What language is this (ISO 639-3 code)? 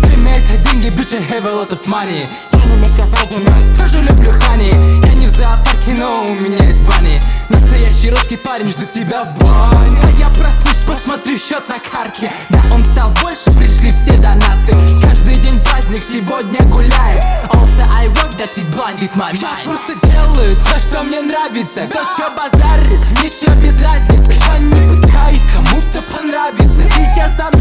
tur